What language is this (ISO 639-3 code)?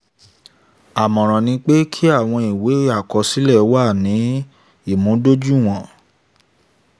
yor